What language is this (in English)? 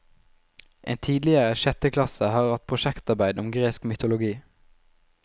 Norwegian